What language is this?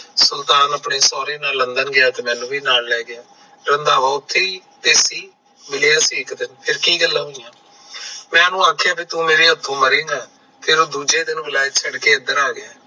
Punjabi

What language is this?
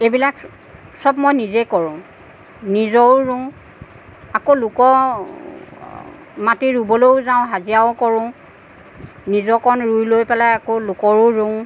Assamese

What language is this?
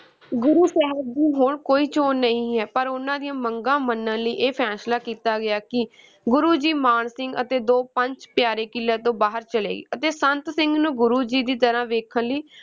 Punjabi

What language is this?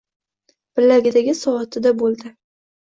Uzbek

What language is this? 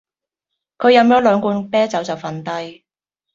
Cantonese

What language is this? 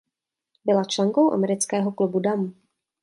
Czech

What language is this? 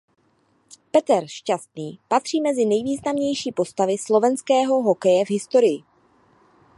Czech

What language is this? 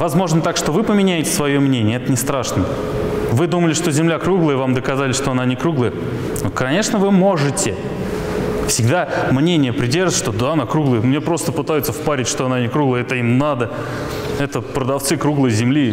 Russian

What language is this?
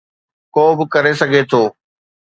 Sindhi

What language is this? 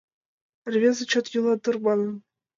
Mari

